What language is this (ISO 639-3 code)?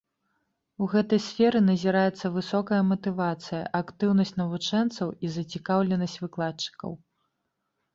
bel